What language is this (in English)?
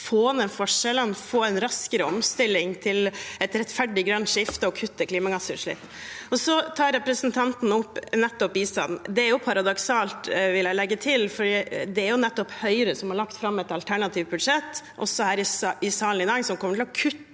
Norwegian